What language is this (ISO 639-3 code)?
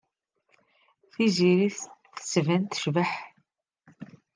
kab